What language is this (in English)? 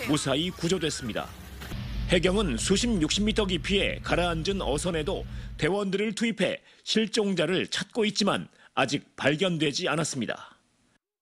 Korean